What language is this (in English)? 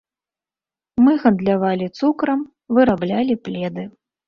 Belarusian